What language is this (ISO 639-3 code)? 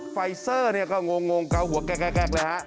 tha